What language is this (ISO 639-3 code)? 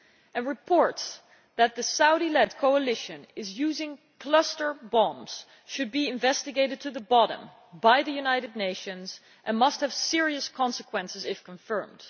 eng